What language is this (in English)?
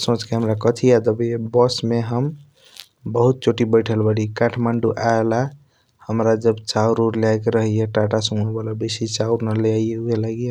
Kochila Tharu